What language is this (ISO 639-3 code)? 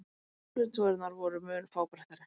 isl